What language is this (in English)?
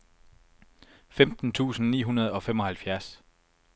Danish